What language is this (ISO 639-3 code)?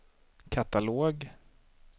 swe